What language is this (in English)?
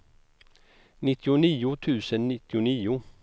Swedish